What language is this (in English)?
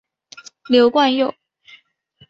Chinese